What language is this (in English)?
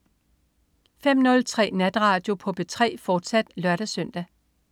Danish